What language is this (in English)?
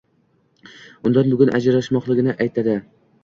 Uzbek